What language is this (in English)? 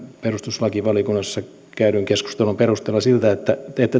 Finnish